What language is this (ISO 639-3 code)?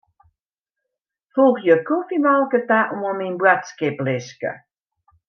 fry